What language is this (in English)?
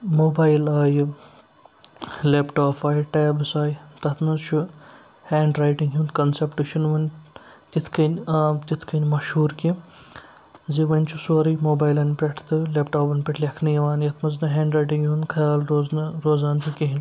Kashmiri